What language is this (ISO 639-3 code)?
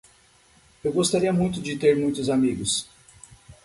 por